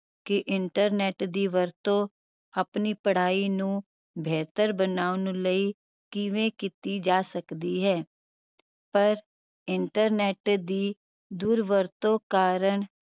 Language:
Punjabi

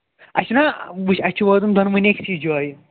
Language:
Kashmiri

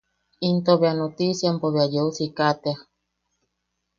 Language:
Yaqui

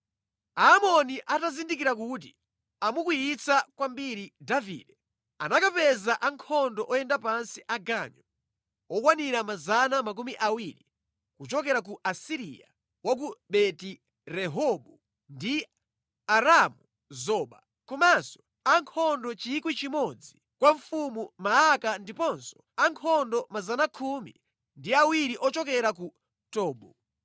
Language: Nyanja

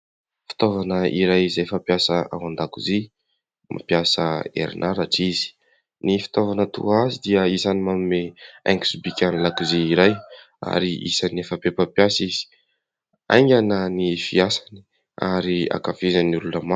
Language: Malagasy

